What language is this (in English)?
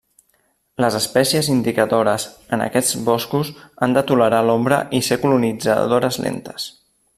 Catalan